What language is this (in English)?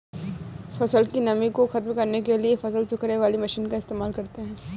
Hindi